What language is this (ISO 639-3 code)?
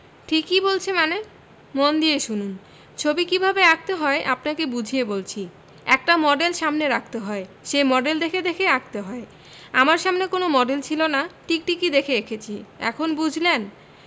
ben